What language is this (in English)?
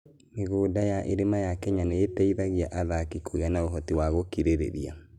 Kikuyu